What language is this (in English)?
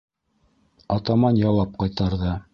Bashkir